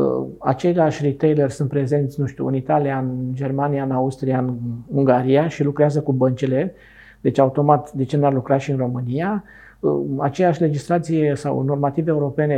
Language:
Romanian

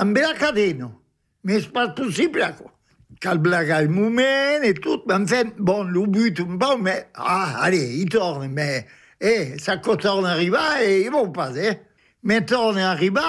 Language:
French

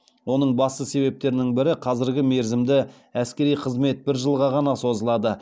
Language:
Kazakh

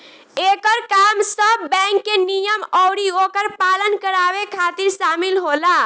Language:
Bhojpuri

